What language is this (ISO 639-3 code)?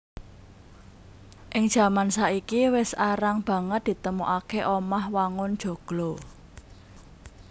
jav